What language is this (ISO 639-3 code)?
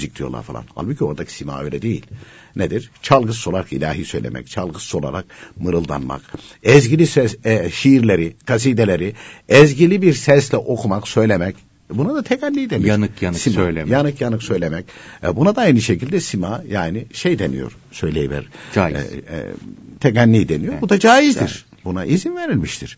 tur